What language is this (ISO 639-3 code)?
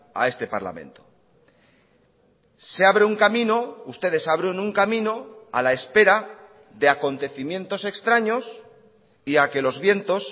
spa